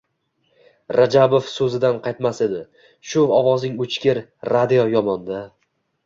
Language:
Uzbek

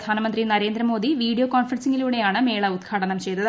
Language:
Malayalam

